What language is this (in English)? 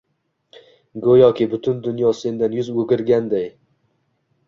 Uzbek